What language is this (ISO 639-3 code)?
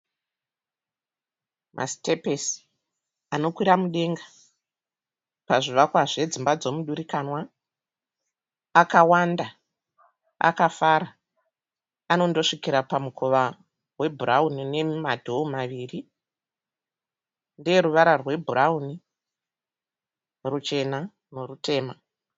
sna